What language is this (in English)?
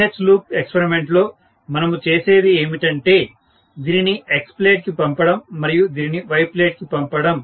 Telugu